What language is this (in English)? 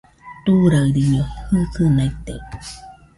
Nüpode Huitoto